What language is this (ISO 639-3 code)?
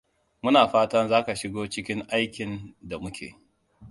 hau